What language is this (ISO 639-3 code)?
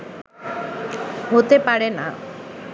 ben